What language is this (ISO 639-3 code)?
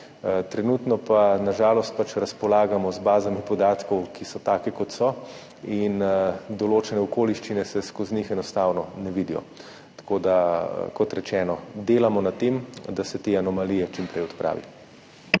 slv